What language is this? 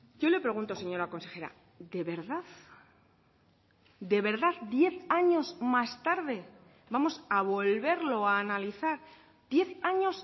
Spanish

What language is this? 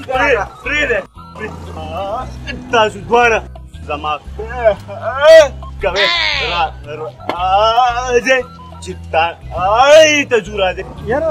Portuguese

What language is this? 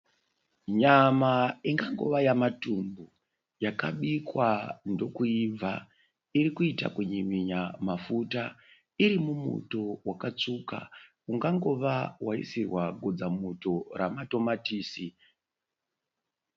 Shona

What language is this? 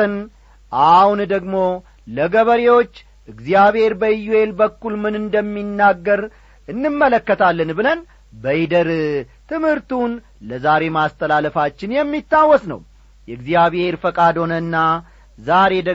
Amharic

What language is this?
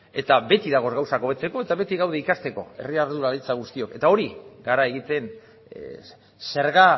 Basque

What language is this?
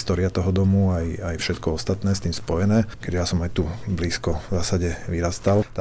Slovak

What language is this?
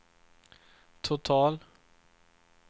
Swedish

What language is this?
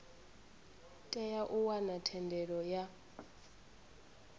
Venda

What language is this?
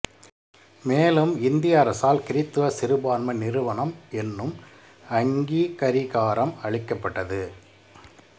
Tamil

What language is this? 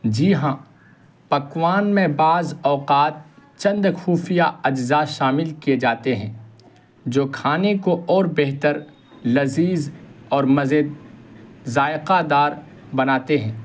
Urdu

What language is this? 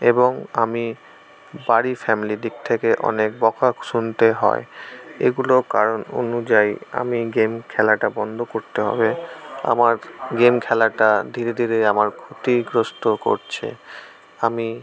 Bangla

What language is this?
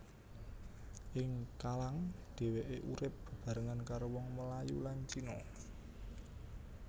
Javanese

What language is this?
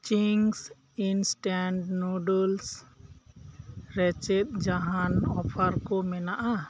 Santali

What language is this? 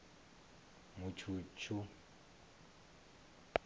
Venda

